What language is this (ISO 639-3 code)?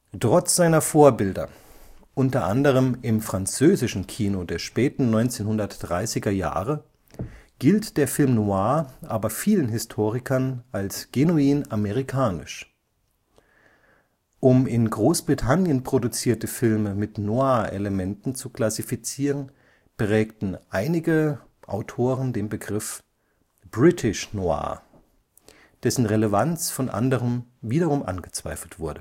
deu